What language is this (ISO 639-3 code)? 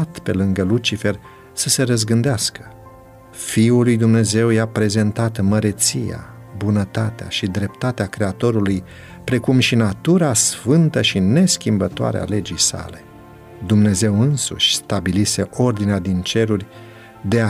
ron